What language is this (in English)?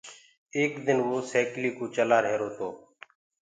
Gurgula